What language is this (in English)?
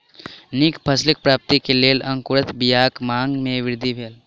Maithili